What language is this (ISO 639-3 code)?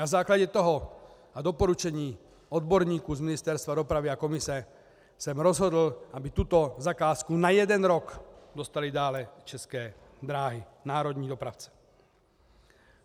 ces